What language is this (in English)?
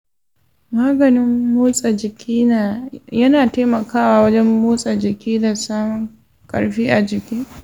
Hausa